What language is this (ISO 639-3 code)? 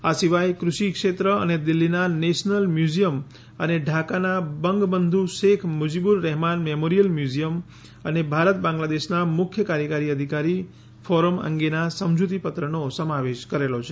guj